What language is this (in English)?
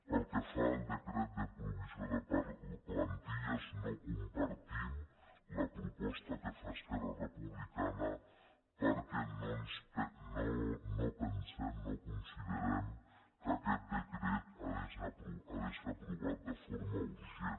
Catalan